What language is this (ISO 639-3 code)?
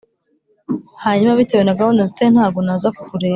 kin